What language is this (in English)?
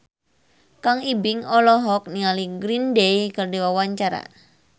Sundanese